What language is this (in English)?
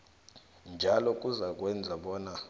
South Ndebele